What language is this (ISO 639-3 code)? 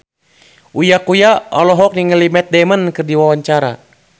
sun